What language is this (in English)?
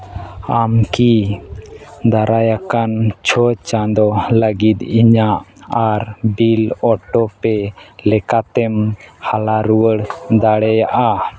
Santali